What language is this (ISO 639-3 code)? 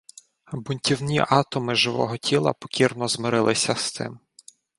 ukr